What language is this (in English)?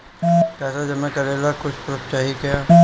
Bhojpuri